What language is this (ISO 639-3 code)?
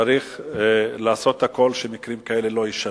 heb